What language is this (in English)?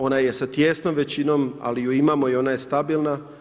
Croatian